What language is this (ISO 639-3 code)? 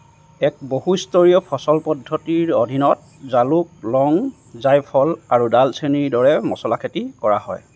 asm